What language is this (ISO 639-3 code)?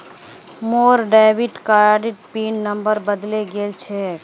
mag